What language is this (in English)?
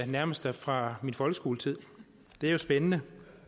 Danish